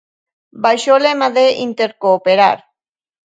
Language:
Galician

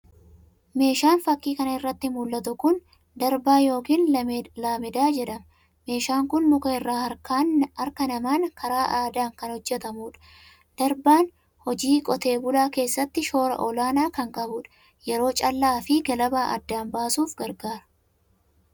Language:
Oromo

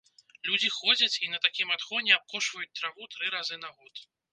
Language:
Belarusian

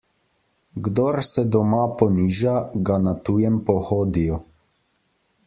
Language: Slovenian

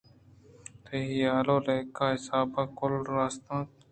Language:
Eastern Balochi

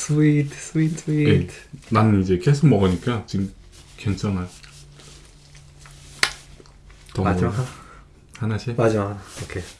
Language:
Korean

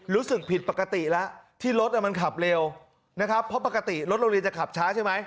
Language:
Thai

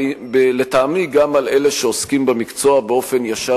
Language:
Hebrew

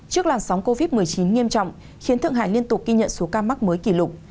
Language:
Vietnamese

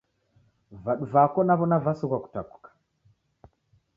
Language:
Taita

